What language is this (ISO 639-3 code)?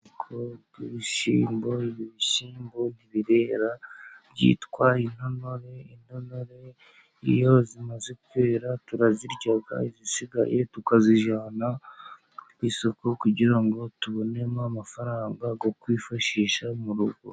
kin